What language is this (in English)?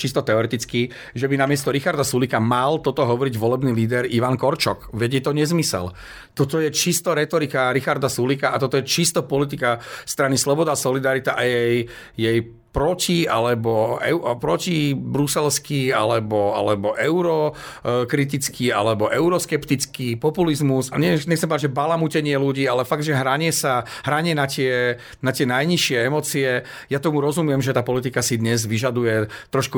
Slovak